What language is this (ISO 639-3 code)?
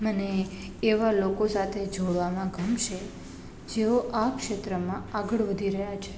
guj